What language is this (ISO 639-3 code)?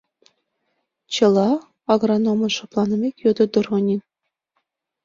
chm